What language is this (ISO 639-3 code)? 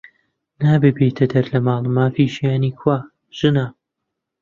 ckb